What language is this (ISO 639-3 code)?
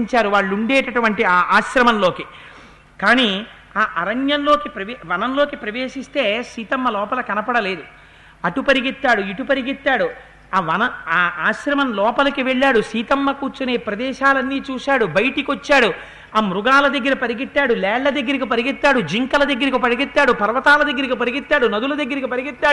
tel